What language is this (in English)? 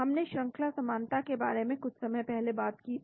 Hindi